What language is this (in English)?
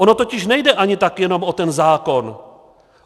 Czech